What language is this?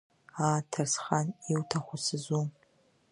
Abkhazian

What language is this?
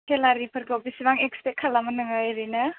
Bodo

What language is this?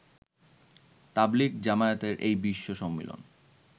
Bangla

